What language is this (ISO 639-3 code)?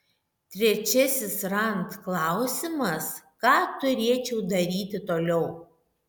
lit